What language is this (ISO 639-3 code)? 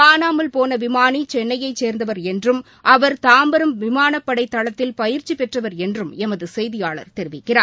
tam